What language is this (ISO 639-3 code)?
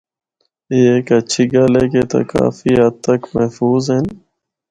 hno